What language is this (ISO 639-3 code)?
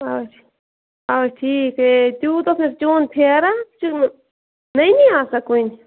kas